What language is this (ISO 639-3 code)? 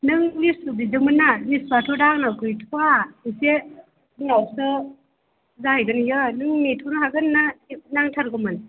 brx